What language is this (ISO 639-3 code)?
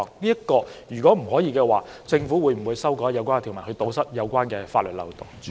yue